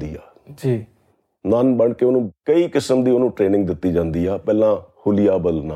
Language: Punjabi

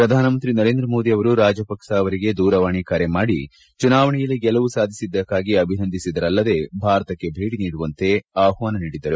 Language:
Kannada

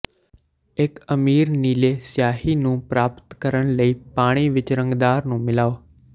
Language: Punjabi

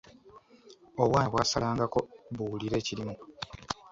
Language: Ganda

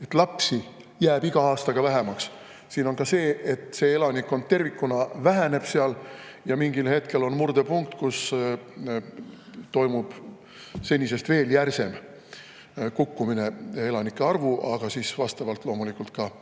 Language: Estonian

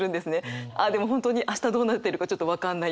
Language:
Japanese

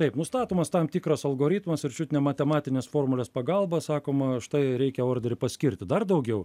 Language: Lithuanian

